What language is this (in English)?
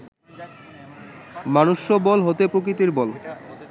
Bangla